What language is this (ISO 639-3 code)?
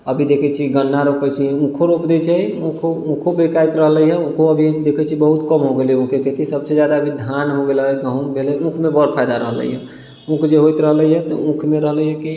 mai